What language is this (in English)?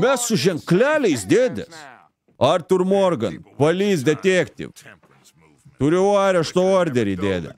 Lithuanian